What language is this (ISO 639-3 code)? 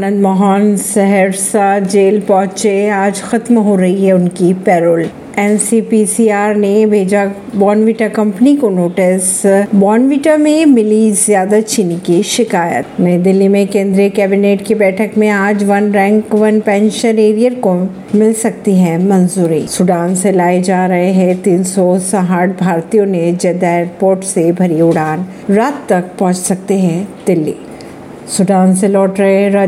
hin